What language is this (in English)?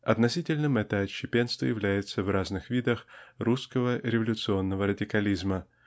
Russian